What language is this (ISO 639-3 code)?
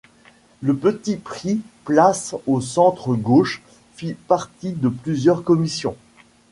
fra